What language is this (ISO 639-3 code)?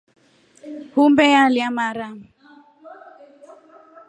rof